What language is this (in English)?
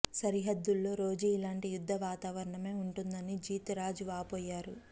Telugu